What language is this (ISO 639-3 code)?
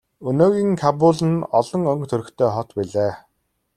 mon